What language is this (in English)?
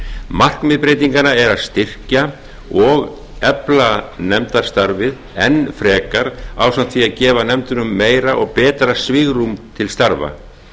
Icelandic